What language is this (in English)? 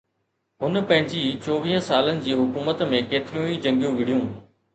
Sindhi